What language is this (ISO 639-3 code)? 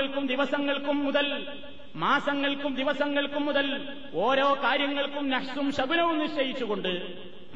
mal